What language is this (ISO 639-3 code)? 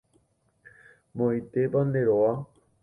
grn